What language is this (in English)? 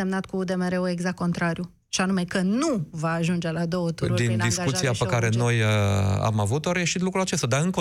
Romanian